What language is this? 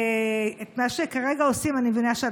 Hebrew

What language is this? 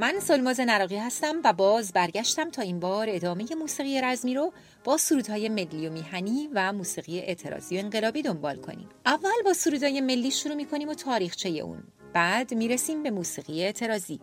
Persian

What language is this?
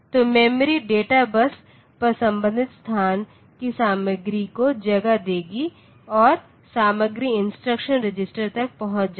Hindi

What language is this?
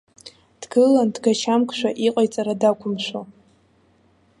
Abkhazian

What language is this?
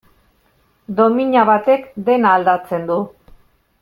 Basque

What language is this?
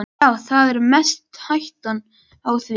Icelandic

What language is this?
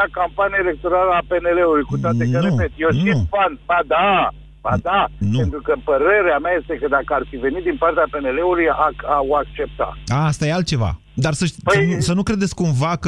Romanian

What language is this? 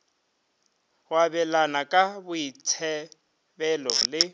Northern Sotho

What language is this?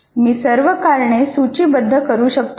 Marathi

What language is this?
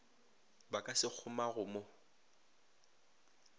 Northern Sotho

